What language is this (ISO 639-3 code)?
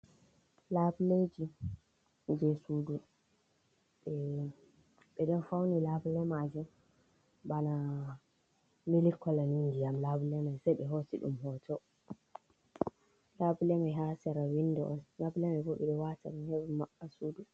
ful